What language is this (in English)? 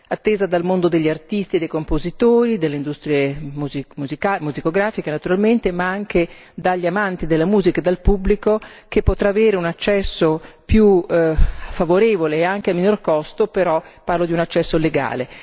Italian